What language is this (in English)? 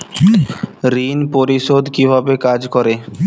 Bangla